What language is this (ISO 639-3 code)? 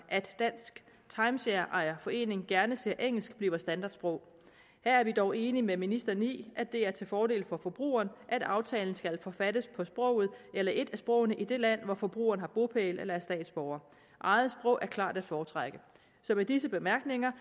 dan